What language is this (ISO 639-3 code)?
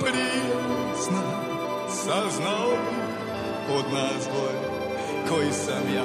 hrv